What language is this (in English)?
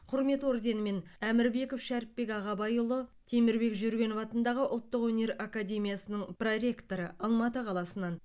Kazakh